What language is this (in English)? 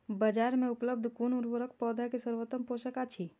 Maithili